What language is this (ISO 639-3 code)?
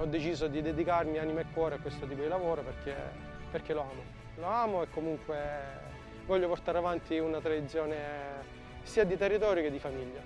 ita